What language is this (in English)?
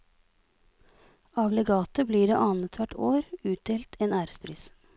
Norwegian